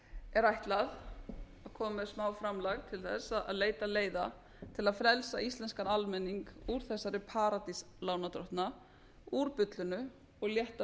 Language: Icelandic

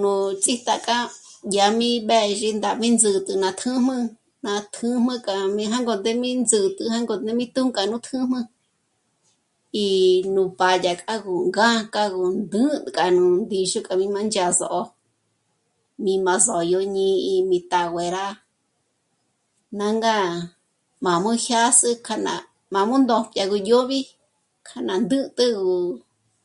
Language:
Michoacán Mazahua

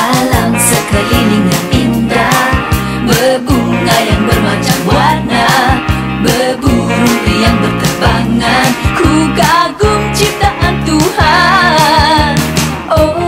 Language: Indonesian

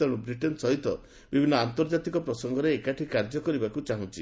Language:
Odia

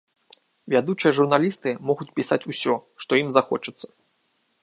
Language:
Belarusian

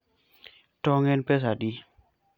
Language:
Luo (Kenya and Tanzania)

